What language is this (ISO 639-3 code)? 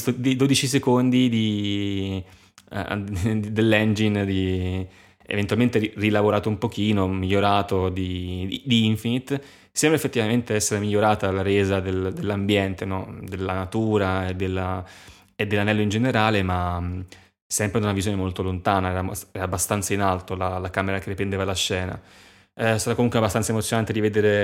ita